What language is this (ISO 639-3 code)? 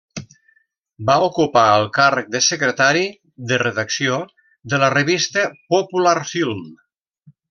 cat